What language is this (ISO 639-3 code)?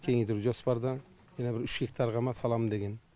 kaz